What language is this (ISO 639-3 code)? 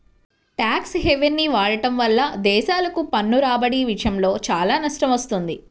tel